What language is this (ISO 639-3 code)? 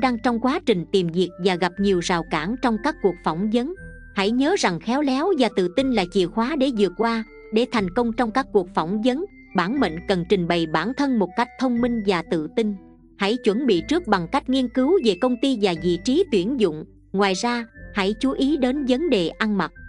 vie